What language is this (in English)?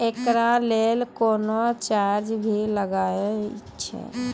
Maithili